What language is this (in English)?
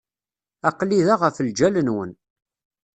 Kabyle